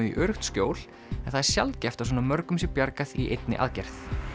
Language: Icelandic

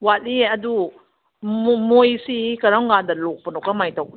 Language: Manipuri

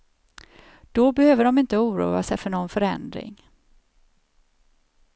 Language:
Swedish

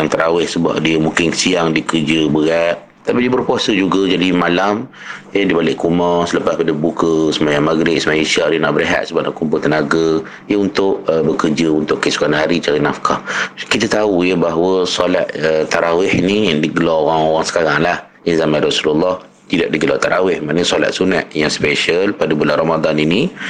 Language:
Malay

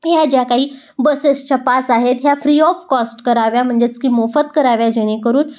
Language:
Marathi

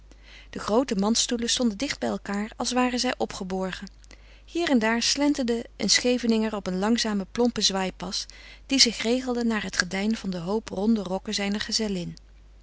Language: Dutch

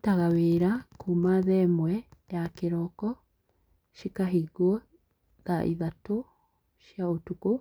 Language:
Kikuyu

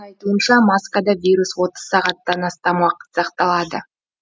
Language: Kazakh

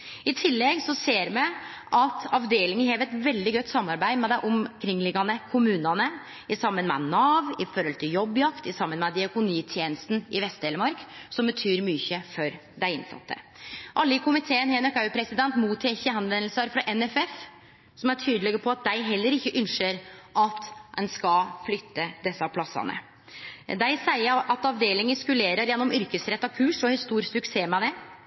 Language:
Norwegian Nynorsk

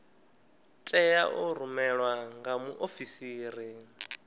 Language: Venda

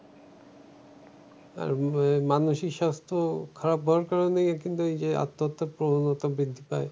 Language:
Bangla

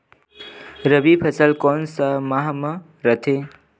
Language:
Chhattisgarhi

